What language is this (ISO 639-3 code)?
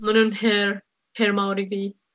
cym